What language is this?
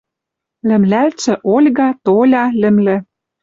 Western Mari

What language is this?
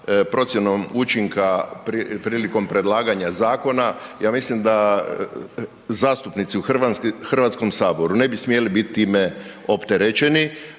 Croatian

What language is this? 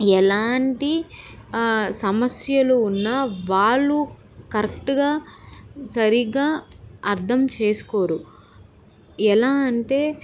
Telugu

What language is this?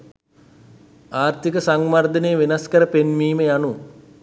Sinhala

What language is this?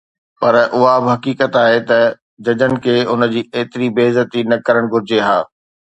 Sindhi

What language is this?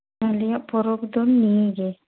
Santali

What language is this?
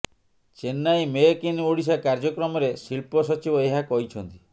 Odia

